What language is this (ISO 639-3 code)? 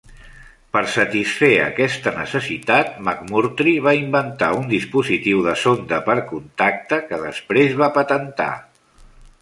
cat